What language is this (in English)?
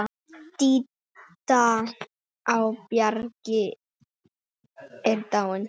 Icelandic